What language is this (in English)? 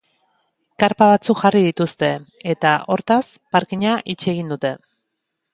Basque